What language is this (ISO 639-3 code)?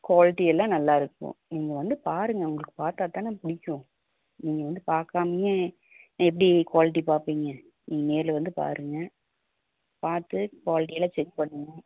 tam